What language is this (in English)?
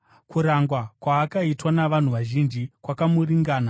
Shona